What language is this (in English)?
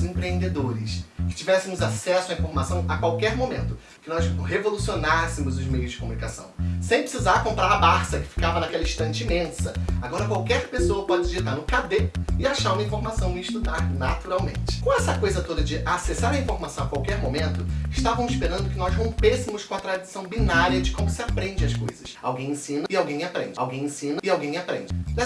Portuguese